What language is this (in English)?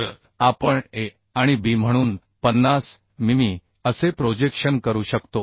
Marathi